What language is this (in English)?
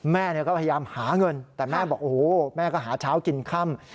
Thai